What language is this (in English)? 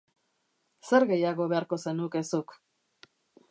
Basque